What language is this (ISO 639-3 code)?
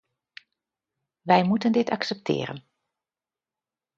nld